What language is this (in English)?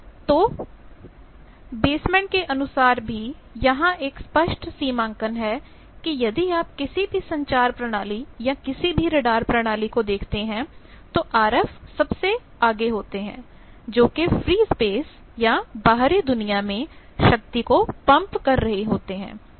Hindi